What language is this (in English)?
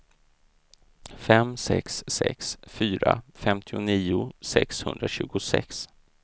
Swedish